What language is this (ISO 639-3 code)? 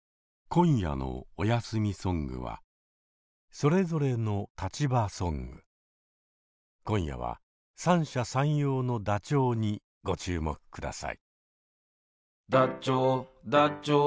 jpn